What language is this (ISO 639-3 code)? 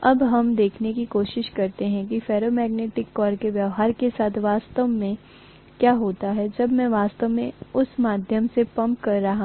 hin